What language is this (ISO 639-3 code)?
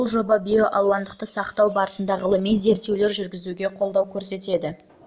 kaz